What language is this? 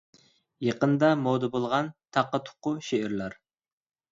Uyghur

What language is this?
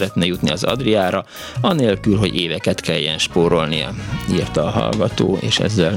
Hungarian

